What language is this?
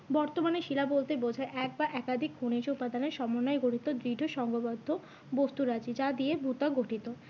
Bangla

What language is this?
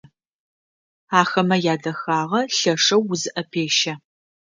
Adyghe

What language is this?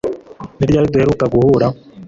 Kinyarwanda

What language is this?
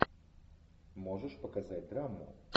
Russian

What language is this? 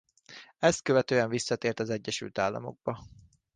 Hungarian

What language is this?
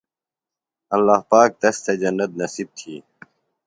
Phalura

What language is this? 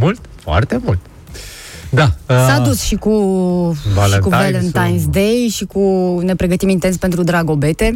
Romanian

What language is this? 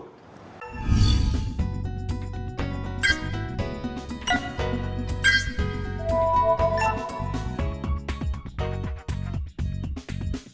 Vietnamese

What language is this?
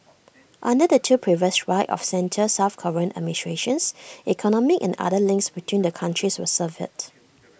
English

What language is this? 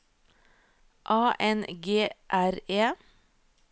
Norwegian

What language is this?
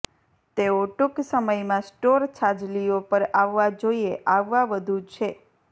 Gujarati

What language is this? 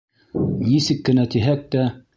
Bashkir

